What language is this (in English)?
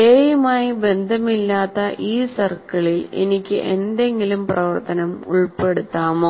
Malayalam